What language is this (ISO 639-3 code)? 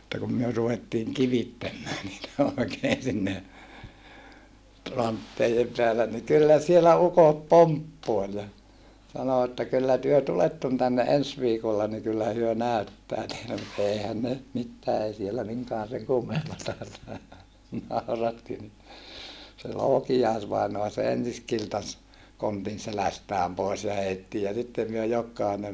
fin